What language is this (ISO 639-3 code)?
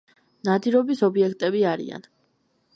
kat